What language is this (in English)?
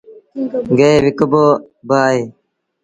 Sindhi Bhil